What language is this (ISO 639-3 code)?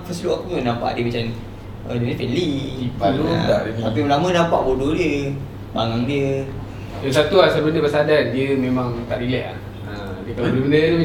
msa